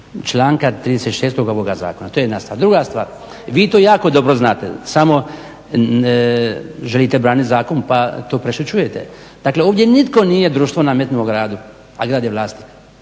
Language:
Croatian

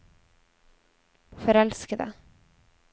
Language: Norwegian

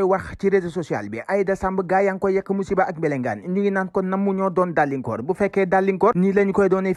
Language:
Arabic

